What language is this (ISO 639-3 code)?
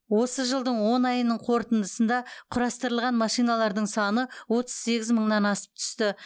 kaz